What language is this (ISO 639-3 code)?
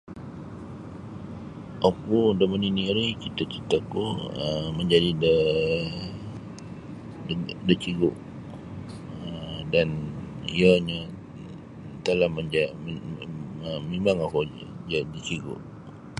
bsy